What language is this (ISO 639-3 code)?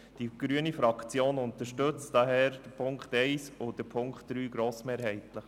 gsw